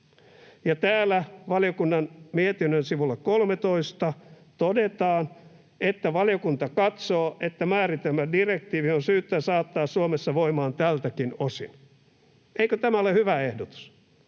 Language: Finnish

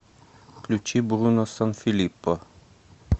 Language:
Russian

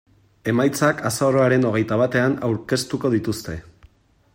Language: Basque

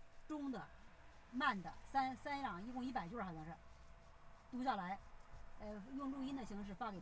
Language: Chinese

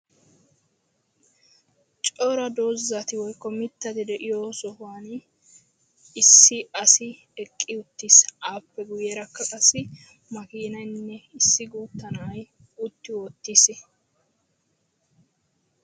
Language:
Wolaytta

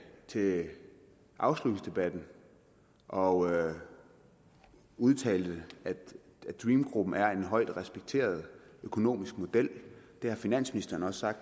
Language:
Danish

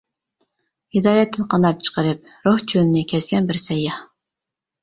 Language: Uyghur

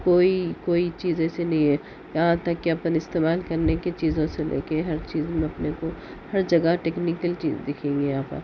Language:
Urdu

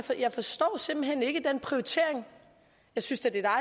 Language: Danish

